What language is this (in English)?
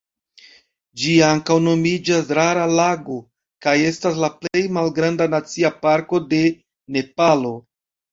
Esperanto